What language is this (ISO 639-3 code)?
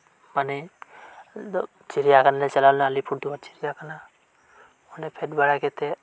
sat